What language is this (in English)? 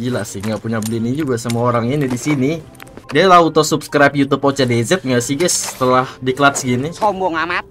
Indonesian